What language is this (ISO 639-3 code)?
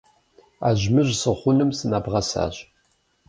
kbd